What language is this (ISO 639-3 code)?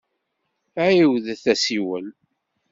kab